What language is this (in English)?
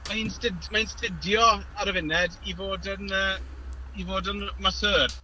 Welsh